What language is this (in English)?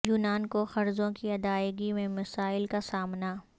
Urdu